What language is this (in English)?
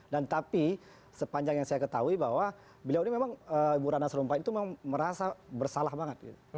Indonesian